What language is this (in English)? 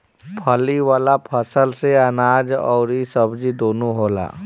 Bhojpuri